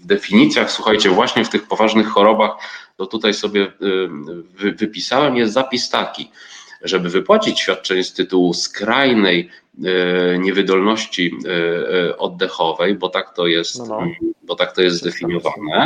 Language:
Polish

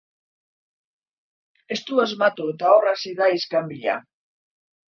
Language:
Basque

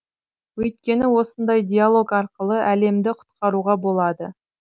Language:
Kazakh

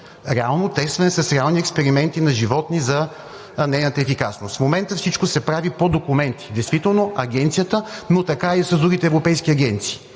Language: Bulgarian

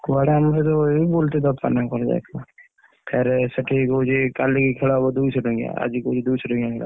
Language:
Odia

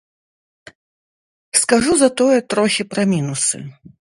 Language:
Belarusian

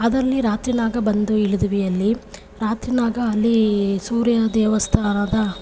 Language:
Kannada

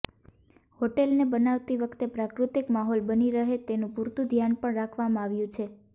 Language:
Gujarati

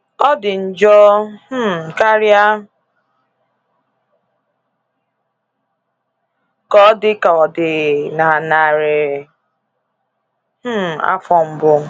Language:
Igbo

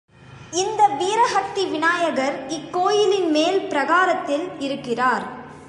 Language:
Tamil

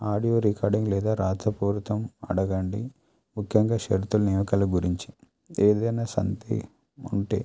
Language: Telugu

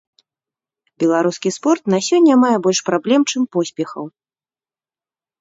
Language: Belarusian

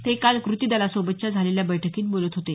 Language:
Marathi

